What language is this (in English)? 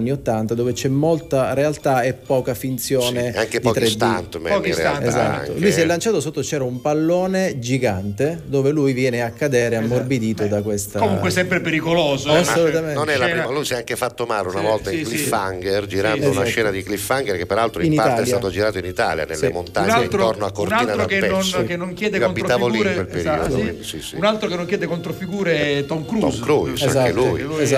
Italian